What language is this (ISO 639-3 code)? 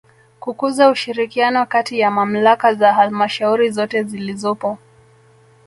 swa